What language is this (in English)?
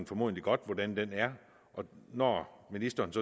Danish